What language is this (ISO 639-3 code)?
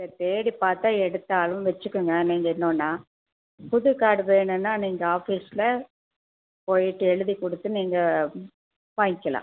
tam